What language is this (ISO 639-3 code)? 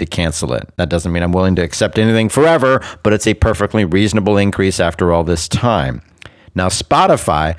eng